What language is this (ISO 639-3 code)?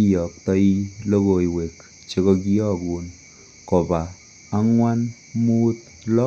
kln